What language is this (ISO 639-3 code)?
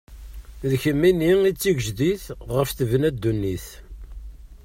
kab